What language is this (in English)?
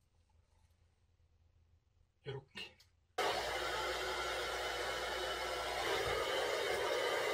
Korean